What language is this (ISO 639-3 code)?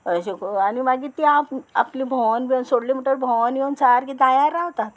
kok